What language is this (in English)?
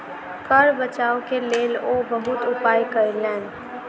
Maithili